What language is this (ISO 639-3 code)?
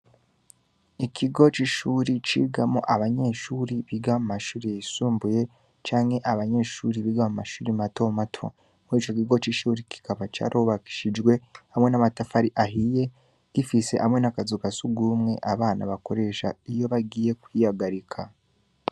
run